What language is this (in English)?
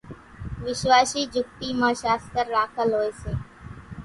Kachi Koli